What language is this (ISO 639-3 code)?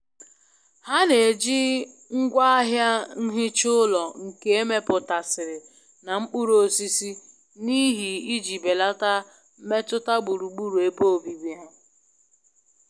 ibo